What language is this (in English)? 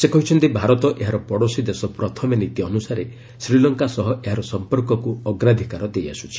Odia